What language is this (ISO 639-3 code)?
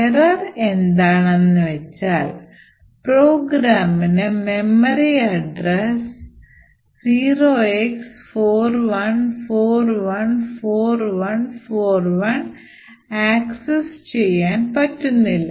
mal